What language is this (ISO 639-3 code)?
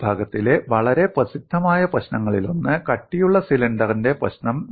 mal